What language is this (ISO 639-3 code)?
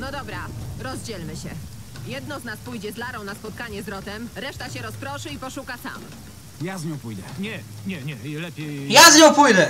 pol